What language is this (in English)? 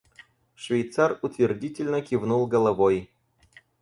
Russian